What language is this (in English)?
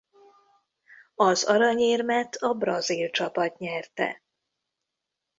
Hungarian